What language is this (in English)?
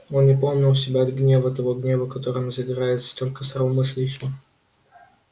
Russian